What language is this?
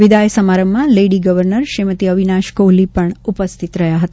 Gujarati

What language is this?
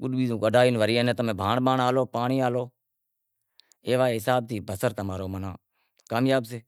Wadiyara Koli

